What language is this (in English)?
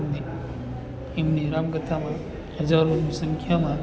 Gujarati